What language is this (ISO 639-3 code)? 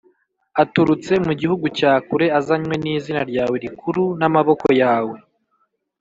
kin